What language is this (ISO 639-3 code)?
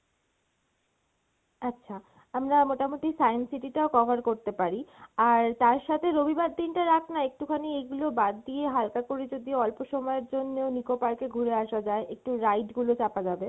ben